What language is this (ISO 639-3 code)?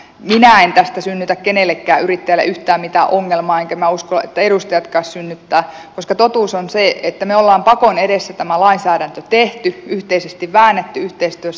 fin